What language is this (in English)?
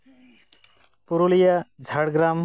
Santali